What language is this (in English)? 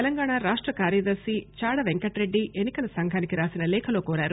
Telugu